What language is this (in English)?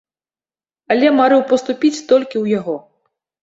Belarusian